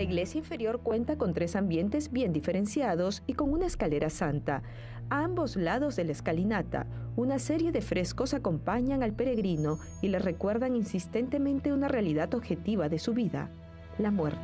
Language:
Spanish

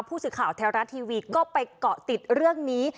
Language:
Thai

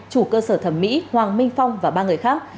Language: Vietnamese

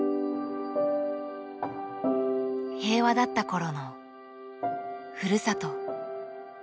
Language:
Japanese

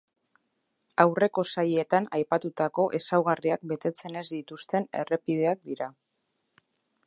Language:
Basque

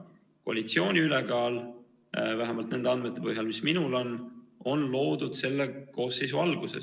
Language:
Estonian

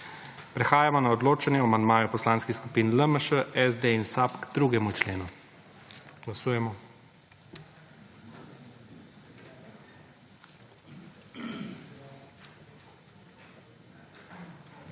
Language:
Slovenian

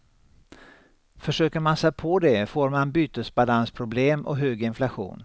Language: Swedish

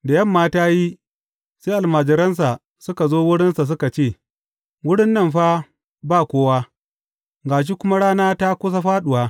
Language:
Hausa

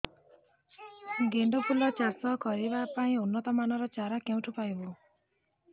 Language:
Odia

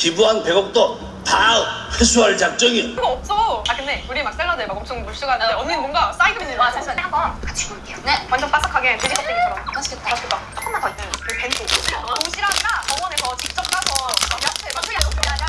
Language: Korean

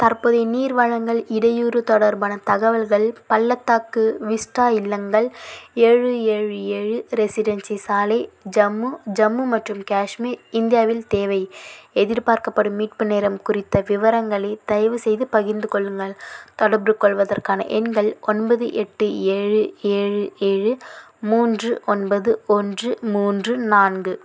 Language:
Tamil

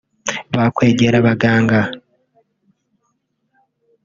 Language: Kinyarwanda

